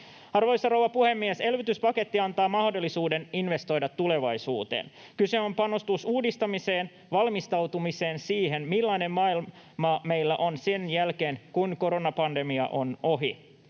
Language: Finnish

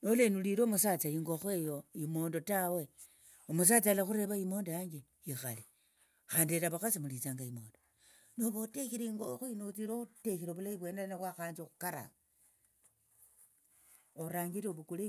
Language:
Tsotso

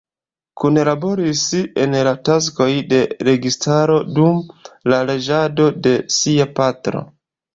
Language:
Esperanto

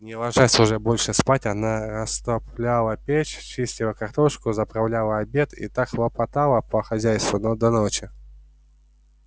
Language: Russian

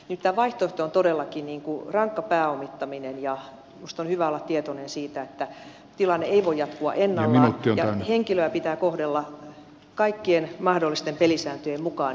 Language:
Finnish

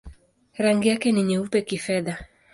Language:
Swahili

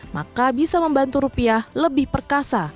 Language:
Indonesian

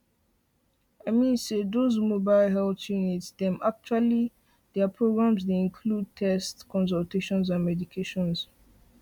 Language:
Nigerian Pidgin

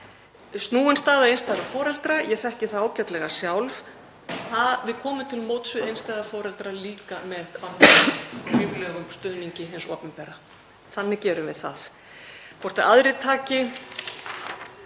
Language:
Icelandic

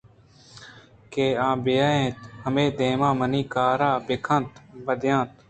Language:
Eastern Balochi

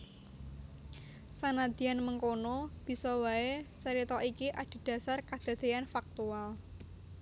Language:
Javanese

